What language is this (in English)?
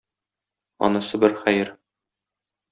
Tatar